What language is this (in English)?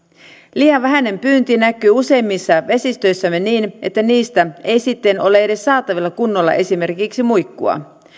Finnish